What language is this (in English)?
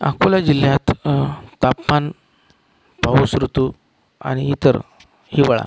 Marathi